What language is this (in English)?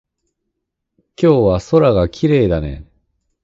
Japanese